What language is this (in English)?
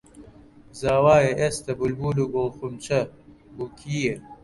Central Kurdish